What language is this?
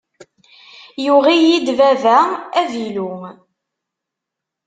Kabyle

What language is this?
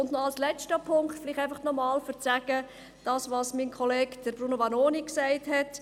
Swiss German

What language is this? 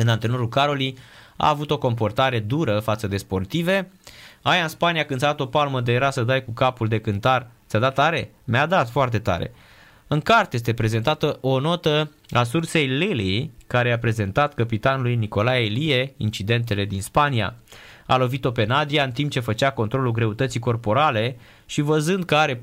Romanian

